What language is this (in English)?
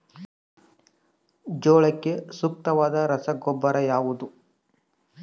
Kannada